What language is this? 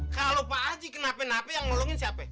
Indonesian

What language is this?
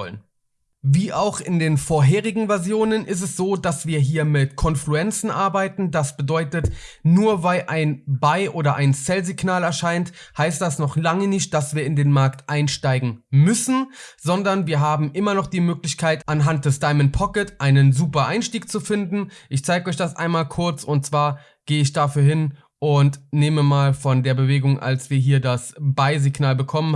German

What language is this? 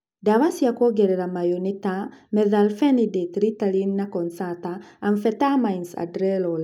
Kikuyu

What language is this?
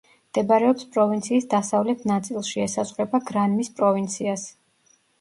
Georgian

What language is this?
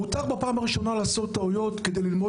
Hebrew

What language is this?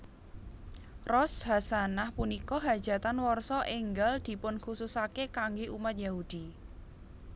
Javanese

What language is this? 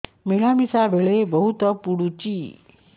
Odia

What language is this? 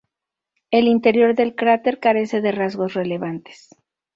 Spanish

